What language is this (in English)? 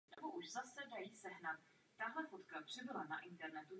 Czech